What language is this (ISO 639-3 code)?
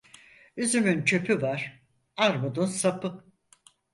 tur